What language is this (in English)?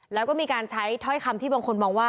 Thai